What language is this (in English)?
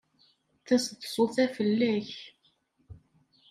Kabyle